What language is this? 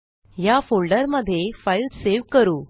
Marathi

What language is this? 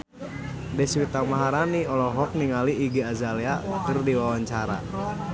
Sundanese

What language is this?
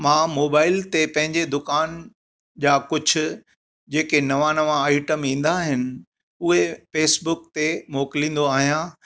Sindhi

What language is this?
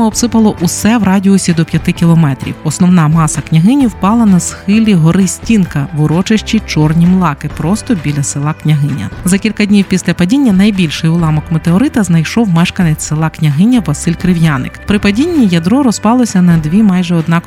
Ukrainian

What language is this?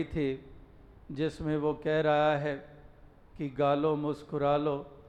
Hindi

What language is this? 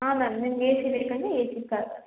Kannada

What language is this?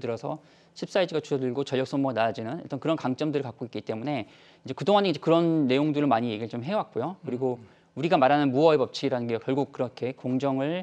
Korean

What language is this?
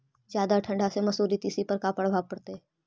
Magahi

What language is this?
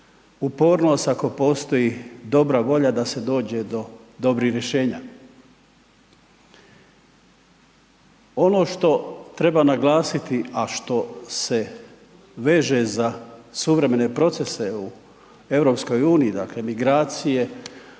Croatian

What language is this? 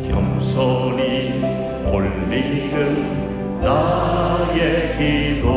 Korean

